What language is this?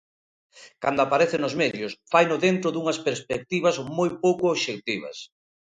Galician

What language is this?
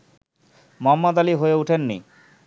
Bangla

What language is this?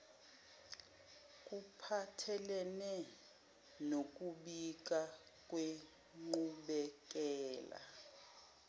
Zulu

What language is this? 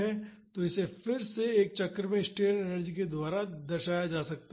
Hindi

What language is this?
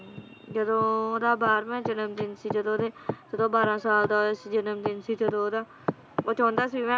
Punjabi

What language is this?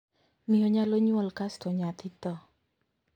Luo (Kenya and Tanzania)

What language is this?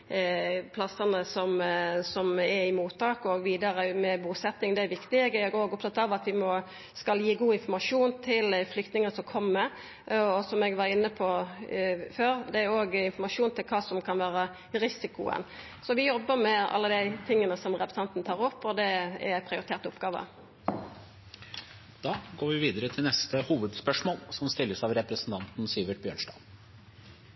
Norwegian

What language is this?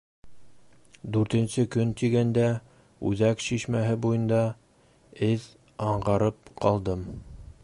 Bashkir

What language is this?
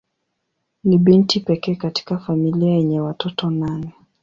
Swahili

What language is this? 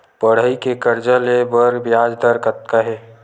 Chhattisgarhi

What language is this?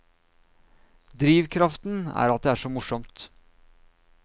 Norwegian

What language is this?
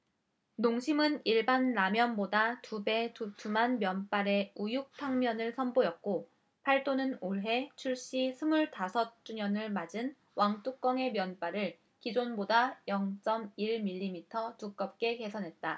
Korean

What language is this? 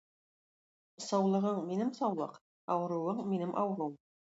Tatar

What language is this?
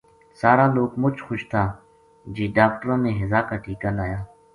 Gujari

